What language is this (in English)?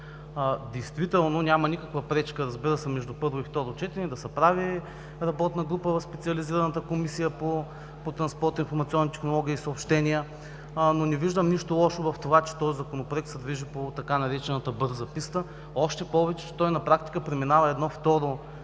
Bulgarian